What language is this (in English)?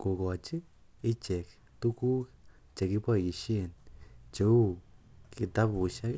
Kalenjin